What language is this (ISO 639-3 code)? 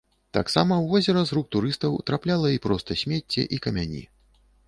bel